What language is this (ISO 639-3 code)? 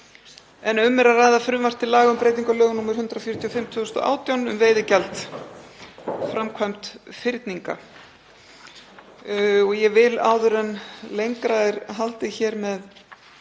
isl